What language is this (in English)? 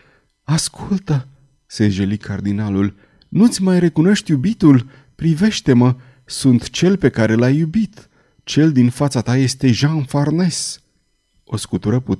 Romanian